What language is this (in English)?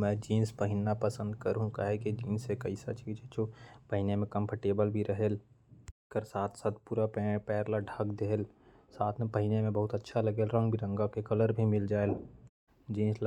Korwa